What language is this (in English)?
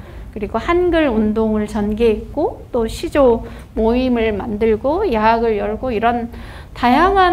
Korean